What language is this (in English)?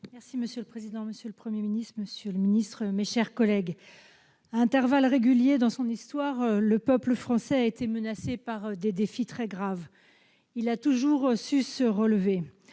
French